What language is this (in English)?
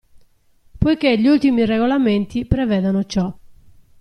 Italian